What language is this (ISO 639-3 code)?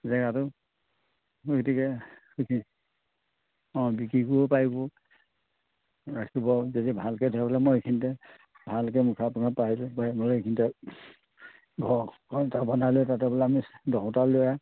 asm